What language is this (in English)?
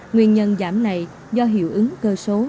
Vietnamese